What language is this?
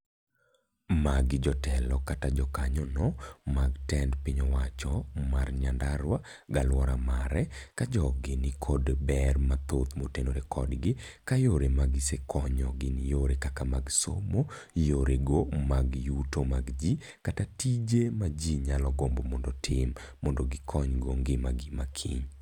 Luo (Kenya and Tanzania)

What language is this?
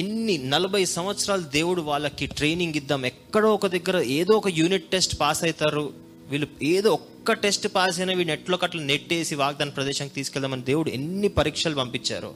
Telugu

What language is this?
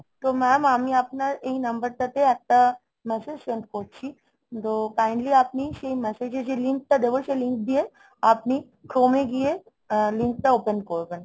Bangla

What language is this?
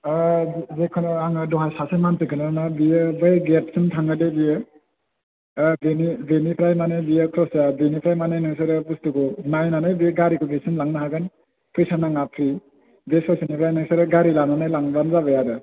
Bodo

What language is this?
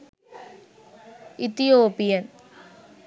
Sinhala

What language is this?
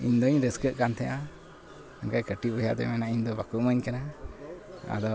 Santali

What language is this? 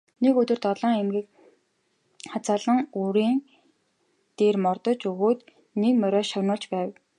Mongolian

